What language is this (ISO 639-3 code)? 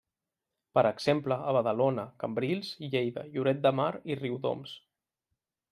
cat